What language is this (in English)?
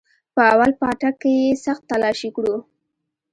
Pashto